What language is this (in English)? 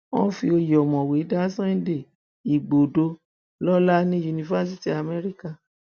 Yoruba